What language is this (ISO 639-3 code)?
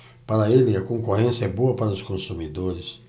por